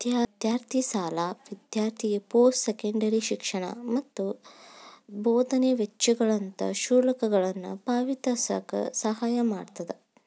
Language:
Kannada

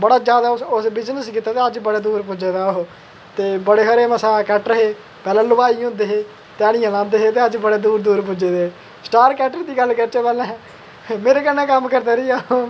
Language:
Dogri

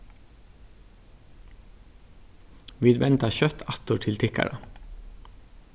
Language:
Faroese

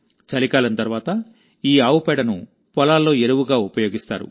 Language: Telugu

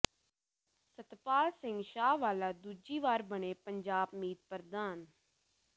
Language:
Punjabi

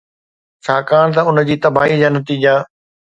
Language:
Sindhi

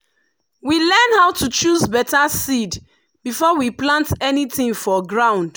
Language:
Nigerian Pidgin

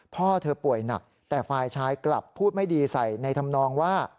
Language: Thai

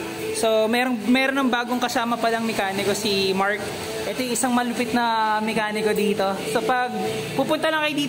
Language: Filipino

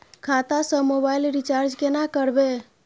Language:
Maithili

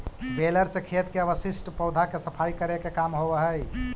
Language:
Magahi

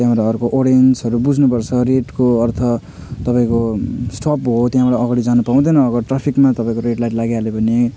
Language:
Nepali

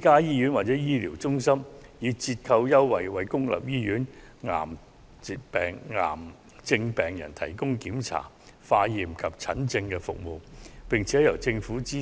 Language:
Cantonese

